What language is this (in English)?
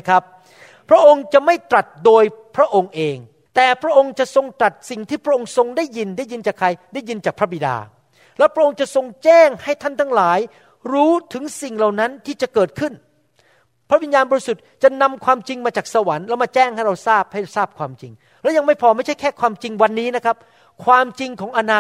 Thai